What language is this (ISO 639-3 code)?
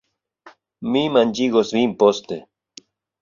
epo